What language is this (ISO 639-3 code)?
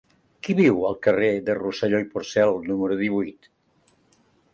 cat